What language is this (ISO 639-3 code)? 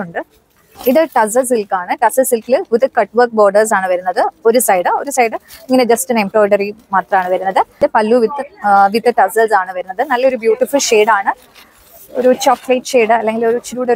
mal